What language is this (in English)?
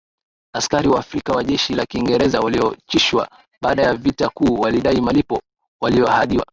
Swahili